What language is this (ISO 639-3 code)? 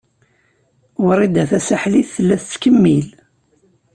kab